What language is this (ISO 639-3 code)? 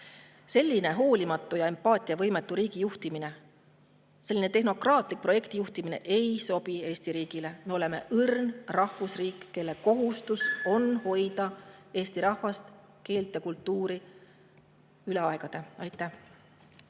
est